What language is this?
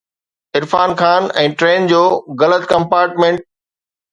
Sindhi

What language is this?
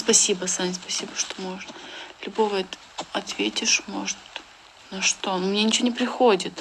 Russian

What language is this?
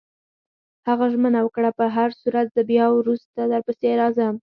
Pashto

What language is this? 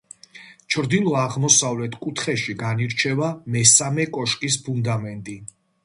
Georgian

